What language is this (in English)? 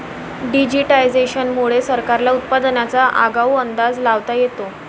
Marathi